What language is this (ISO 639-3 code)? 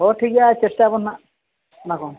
sat